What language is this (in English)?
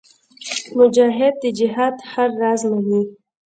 Pashto